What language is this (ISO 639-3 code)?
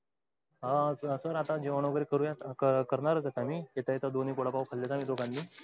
mar